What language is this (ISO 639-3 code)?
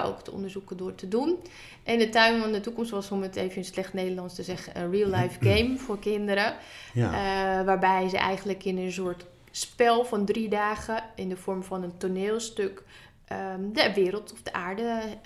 nld